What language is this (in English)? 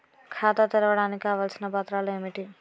Telugu